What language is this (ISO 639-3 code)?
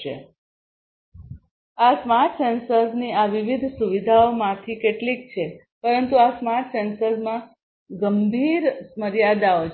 guj